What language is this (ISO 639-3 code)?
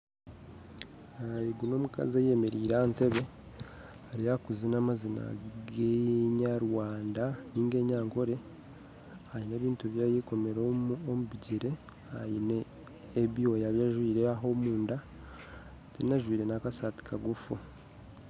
nyn